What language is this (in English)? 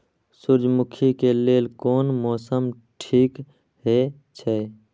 Maithili